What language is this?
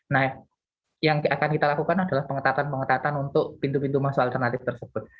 Indonesian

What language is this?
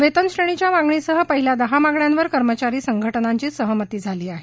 Marathi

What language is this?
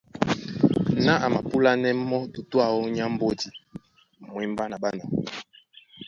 Duala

